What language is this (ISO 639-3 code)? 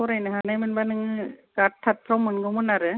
brx